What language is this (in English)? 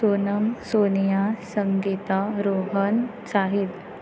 Konkani